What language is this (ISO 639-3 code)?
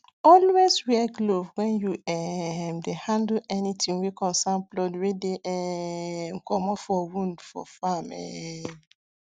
pcm